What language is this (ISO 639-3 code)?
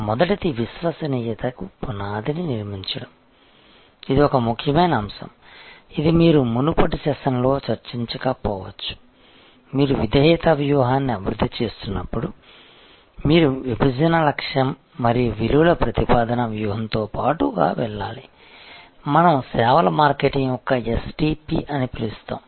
tel